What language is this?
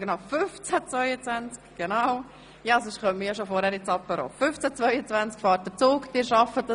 Swiss German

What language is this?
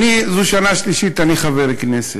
Hebrew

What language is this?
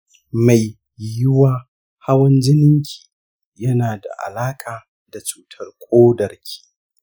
Hausa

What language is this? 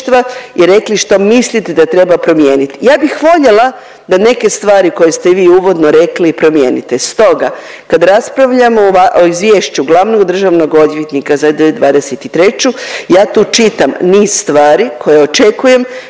Croatian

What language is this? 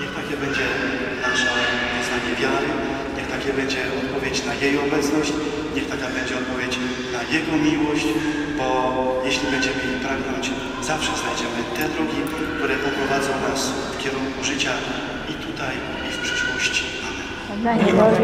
Polish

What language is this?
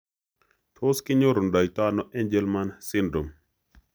Kalenjin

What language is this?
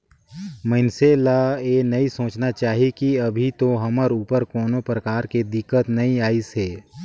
Chhattisgarhi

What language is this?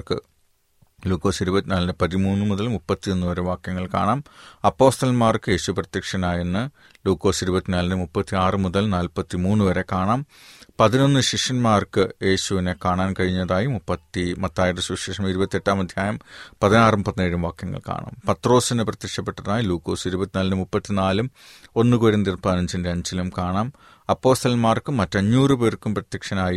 Malayalam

